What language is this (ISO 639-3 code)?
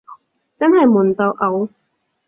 yue